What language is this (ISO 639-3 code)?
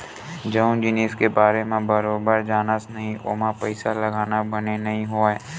hne